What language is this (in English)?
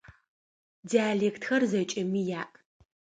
Adyghe